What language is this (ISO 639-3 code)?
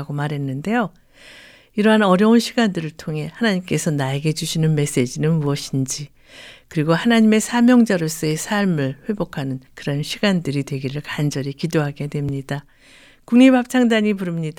kor